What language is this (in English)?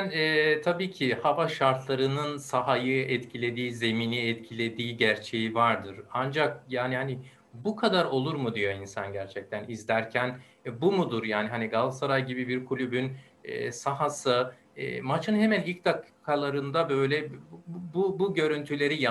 Turkish